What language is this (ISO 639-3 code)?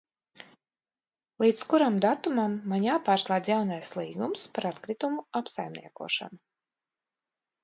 lav